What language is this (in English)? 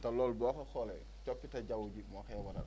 Wolof